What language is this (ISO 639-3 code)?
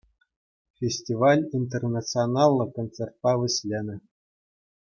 chv